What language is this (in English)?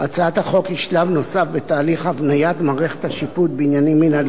Hebrew